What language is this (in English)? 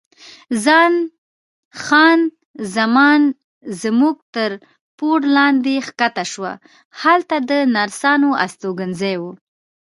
Pashto